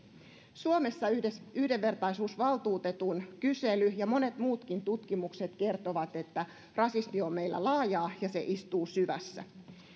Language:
Finnish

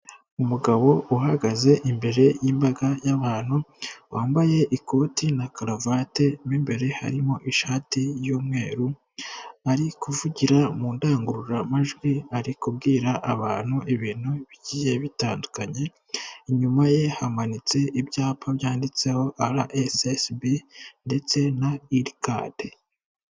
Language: Kinyarwanda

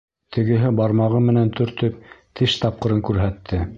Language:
Bashkir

